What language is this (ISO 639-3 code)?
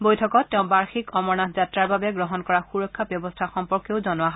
asm